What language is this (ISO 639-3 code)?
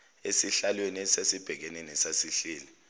zul